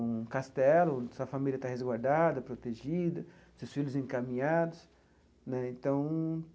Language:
Portuguese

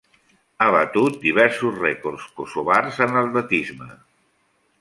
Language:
Catalan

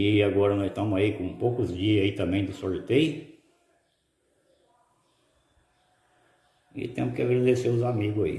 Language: Portuguese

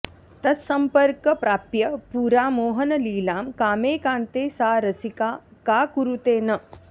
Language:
Sanskrit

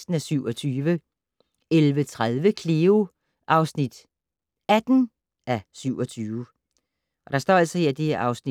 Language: Danish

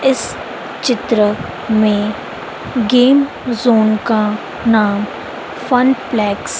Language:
Hindi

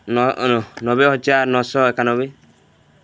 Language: Odia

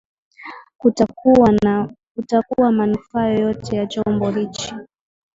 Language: Swahili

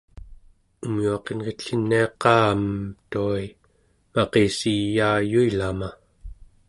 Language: Central Yupik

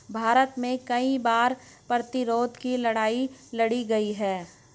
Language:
Hindi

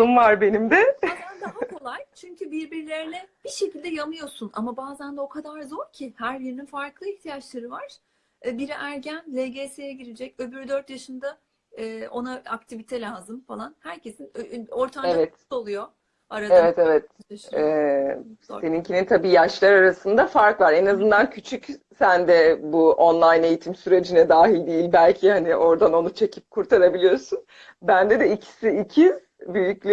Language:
Turkish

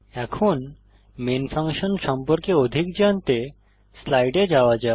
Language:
Bangla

